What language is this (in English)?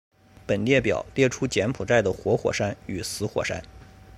Chinese